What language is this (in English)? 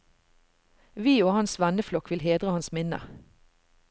Norwegian